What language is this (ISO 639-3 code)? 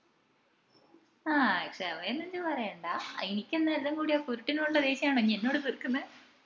mal